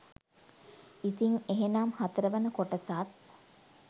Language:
Sinhala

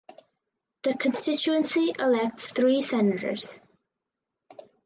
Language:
English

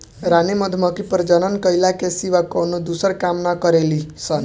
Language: Bhojpuri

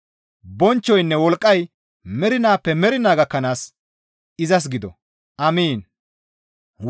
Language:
Gamo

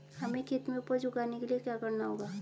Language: Hindi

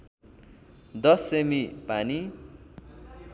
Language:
Nepali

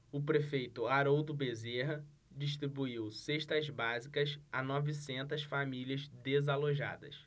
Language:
Portuguese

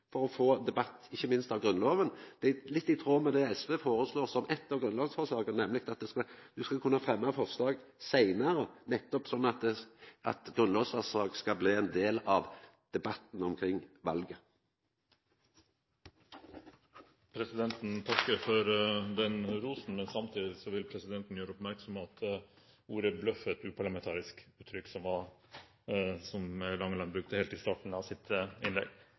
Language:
Norwegian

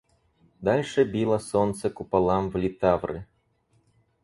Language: Russian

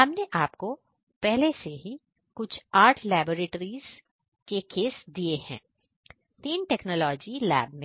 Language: Hindi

